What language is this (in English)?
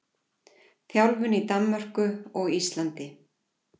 Icelandic